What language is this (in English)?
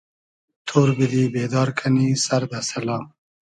Hazaragi